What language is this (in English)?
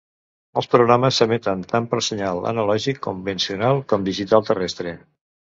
Catalan